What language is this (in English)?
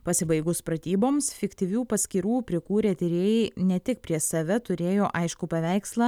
Lithuanian